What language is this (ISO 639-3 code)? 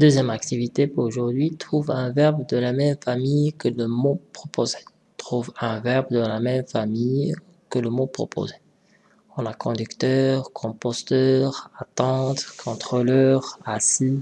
fra